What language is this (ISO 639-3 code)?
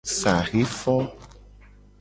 gej